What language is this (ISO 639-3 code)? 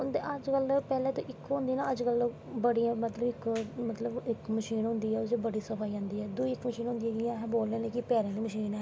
doi